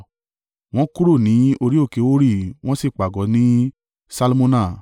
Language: Yoruba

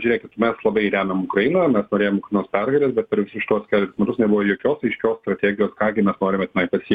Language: Lithuanian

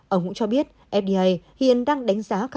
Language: Vietnamese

